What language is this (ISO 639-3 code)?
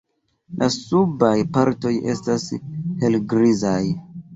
epo